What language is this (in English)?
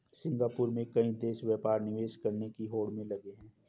Hindi